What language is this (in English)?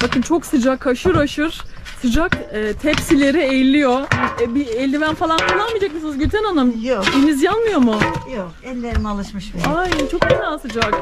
Turkish